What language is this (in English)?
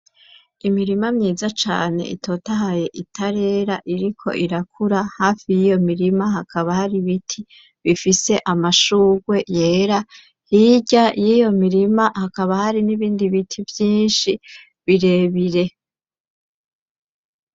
Rundi